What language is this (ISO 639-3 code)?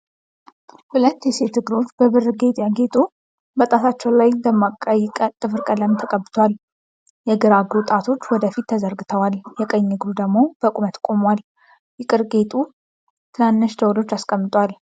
amh